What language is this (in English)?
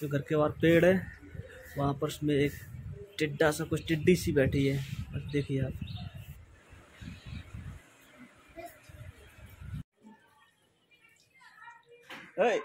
Hindi